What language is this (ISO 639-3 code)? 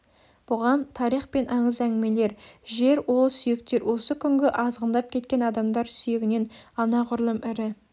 kaz